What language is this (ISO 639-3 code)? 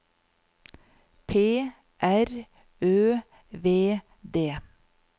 nor